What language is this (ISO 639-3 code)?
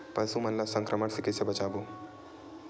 hne